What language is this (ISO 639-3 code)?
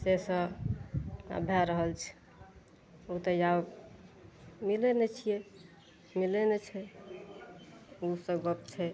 mai